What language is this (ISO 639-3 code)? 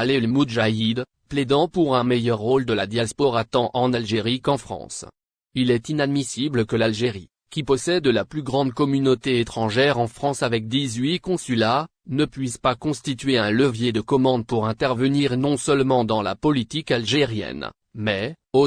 fra